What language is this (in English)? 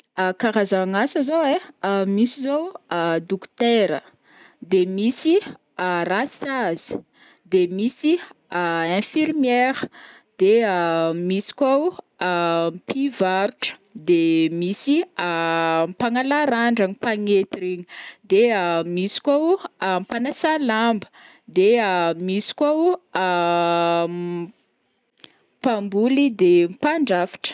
Northern Betsimisaraka Malagasy